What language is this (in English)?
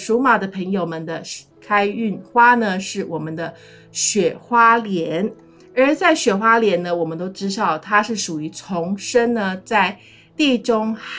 Chinese